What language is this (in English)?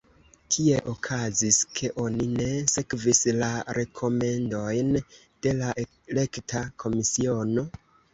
Esperanto